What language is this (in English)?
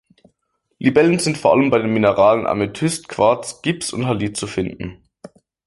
German